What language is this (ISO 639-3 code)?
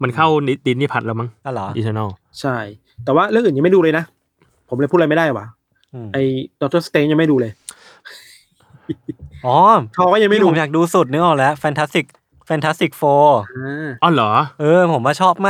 tha